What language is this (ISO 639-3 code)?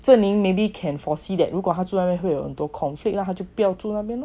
eng